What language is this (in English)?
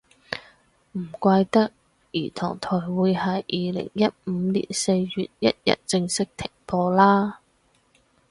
Cantonese